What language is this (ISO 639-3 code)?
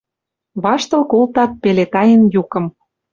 mrj